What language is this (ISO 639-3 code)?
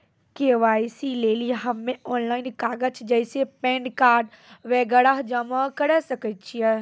mai